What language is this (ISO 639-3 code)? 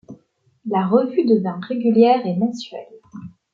fra